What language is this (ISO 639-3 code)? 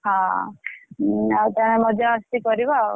ori